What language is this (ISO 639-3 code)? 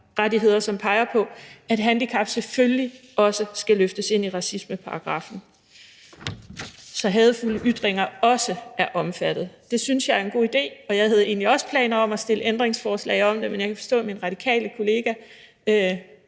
dan